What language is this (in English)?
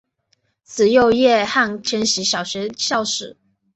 Chinese